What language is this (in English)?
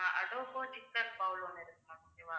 Tamil